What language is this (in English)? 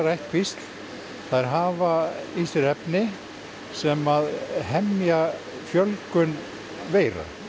Icelandic